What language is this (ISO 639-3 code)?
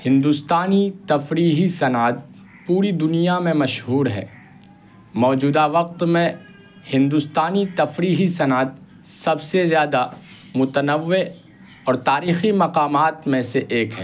urd